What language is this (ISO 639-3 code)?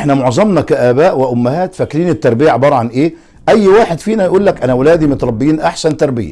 ara